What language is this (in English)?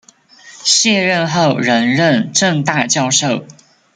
Chinese